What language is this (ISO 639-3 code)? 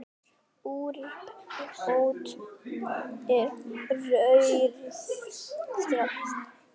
isl